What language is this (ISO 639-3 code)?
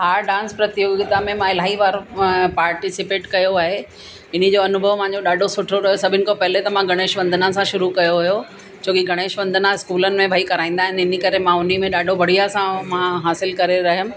snd